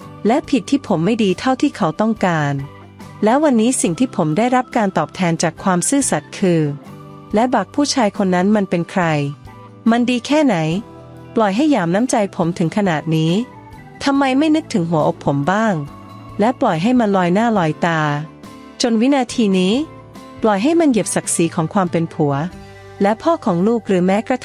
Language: Thai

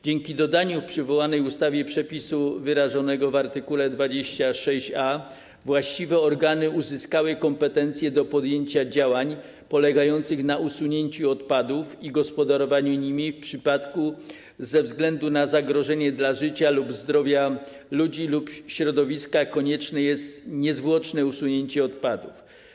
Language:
Polish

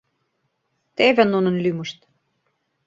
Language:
Mari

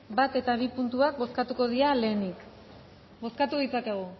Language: Basque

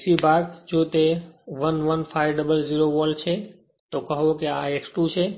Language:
Gujarati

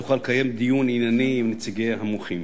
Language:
Hebrew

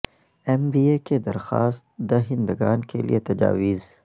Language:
Urdu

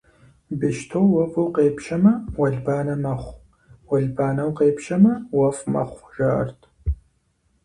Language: Kabardian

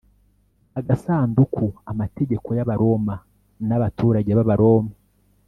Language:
Kinyarwanda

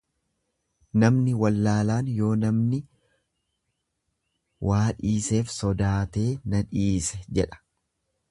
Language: Oromo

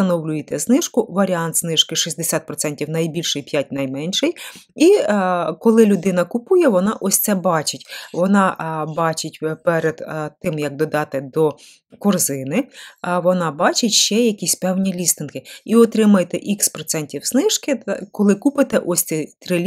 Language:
Ukrainian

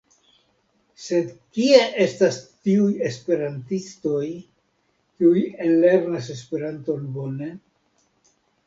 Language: Esperanto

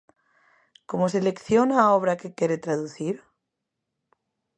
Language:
Galician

